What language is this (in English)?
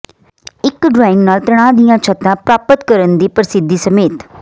Punjabi